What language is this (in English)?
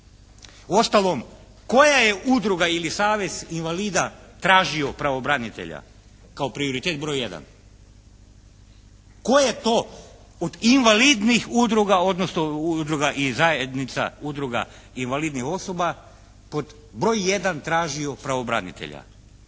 Croatian